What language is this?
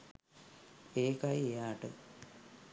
Sinhala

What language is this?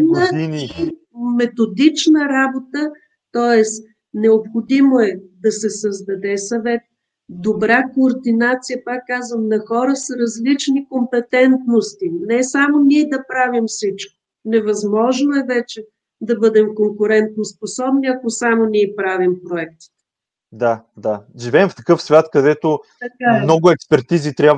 Bulgarian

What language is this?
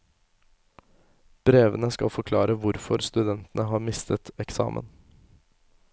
Norwegian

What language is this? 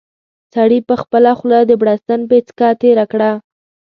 Pashto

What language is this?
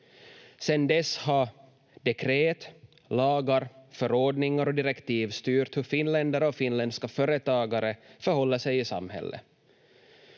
Finnish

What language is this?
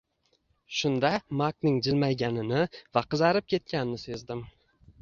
Uzbek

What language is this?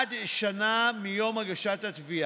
Hebrew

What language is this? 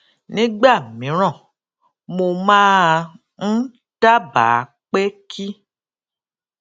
Yoruba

